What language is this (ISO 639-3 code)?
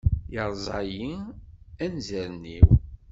kab